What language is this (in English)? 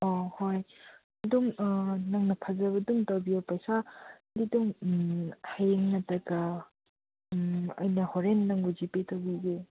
Manipuri